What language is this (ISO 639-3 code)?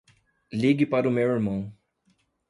por